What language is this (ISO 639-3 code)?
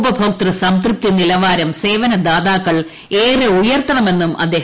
mal